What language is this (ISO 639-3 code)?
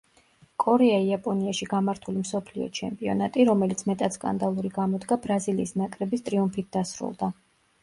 kat